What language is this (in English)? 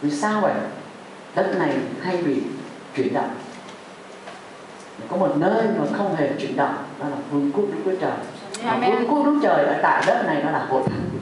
Vietnamese